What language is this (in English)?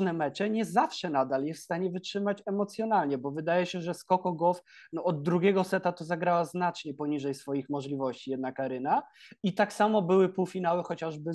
Polish